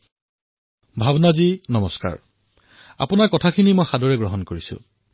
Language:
Assamese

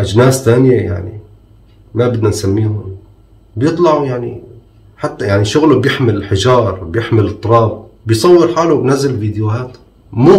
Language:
Arabic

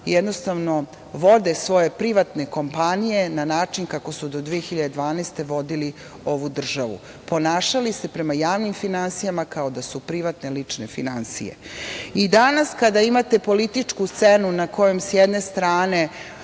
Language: Serbian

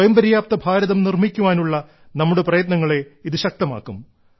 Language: Malayalam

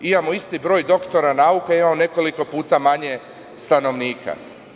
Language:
Serbian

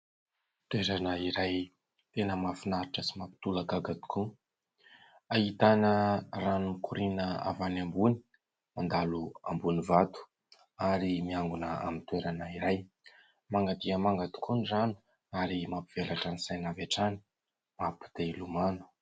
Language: Malagasy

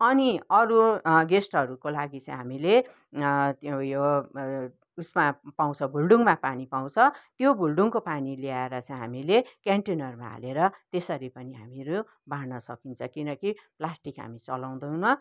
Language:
Nepali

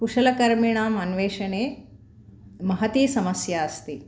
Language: Sanskrit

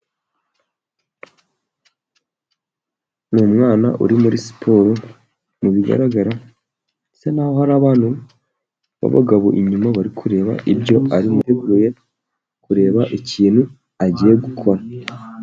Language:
Kinyarwanda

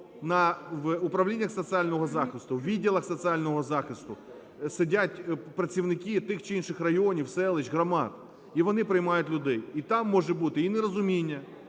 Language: Ukrainian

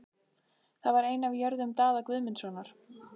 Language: Icelandic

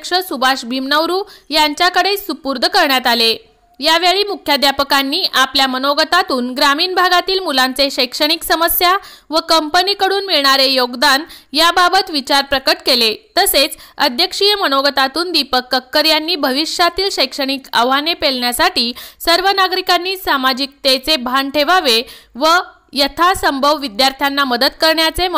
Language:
Marathi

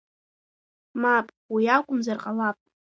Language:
Abkhazian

